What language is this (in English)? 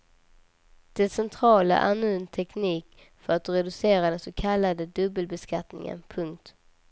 Swedish